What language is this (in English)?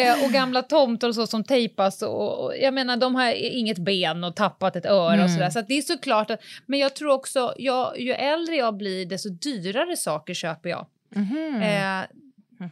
Swedish